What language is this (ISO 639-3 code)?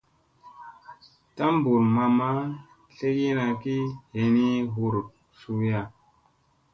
mse